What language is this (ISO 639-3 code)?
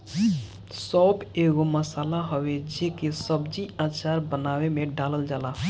bho